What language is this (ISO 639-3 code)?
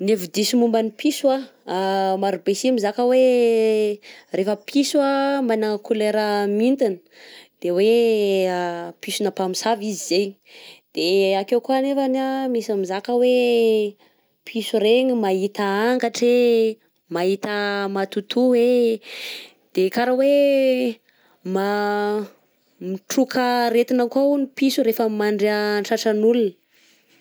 bzc